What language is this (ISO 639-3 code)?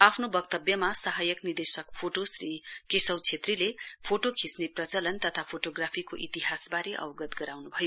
nep